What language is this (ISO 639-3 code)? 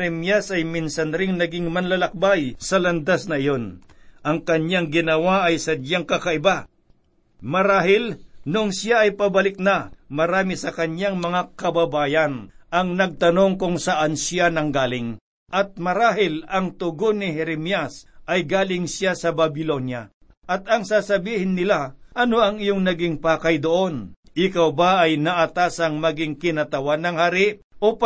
fil